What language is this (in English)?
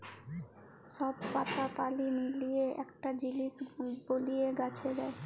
Bangla